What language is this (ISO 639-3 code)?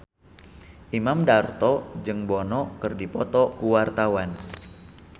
sun